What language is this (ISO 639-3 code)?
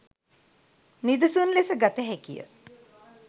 sin